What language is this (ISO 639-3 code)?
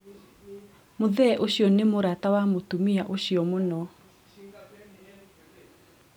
kik